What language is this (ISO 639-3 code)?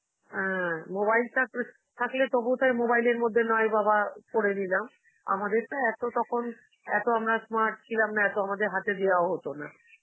ben